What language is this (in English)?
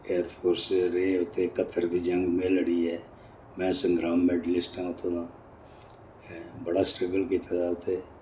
Dogri